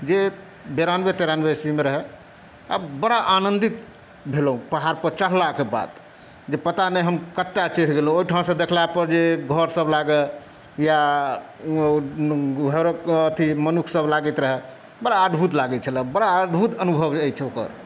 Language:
Maithili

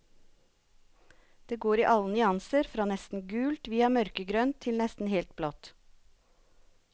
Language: Norwegian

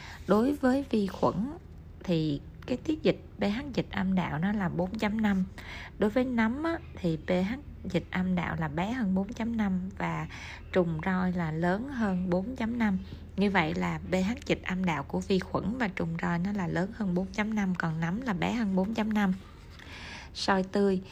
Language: Vietnamese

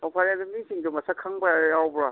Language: Manipuri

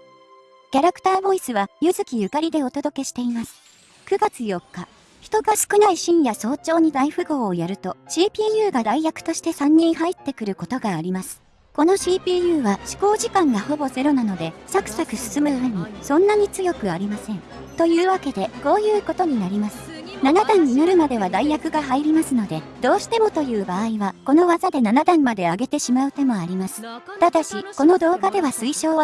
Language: Japanese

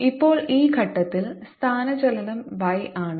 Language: Malayalam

